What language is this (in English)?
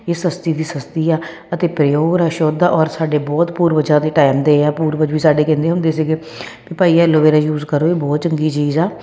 Punjabi